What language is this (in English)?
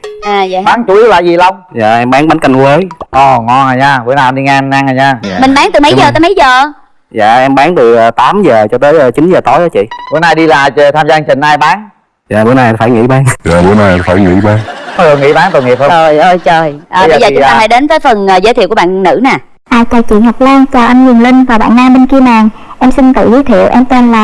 Vietnamese